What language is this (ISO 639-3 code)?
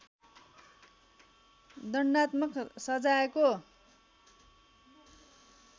nep